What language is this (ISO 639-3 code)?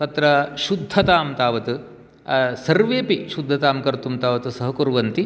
san